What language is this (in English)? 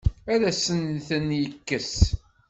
Kabyle